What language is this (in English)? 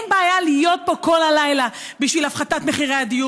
Hebrew